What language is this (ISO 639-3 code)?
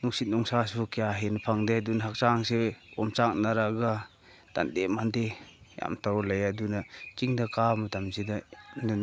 mni